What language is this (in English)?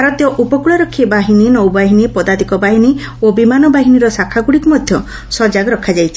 Odia